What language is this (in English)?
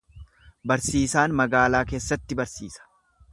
Oromo